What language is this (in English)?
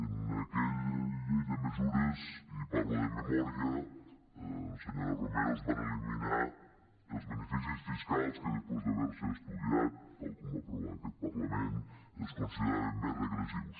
Catalan